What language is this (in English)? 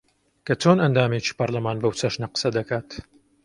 Central Kurdish